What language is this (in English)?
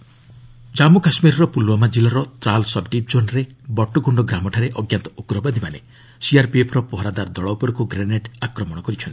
Odia